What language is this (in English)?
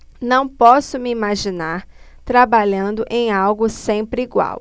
Portuguese